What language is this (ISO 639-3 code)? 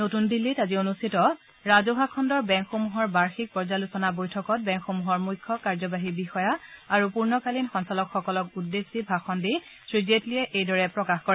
asm